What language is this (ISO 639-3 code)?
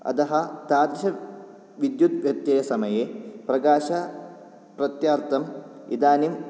san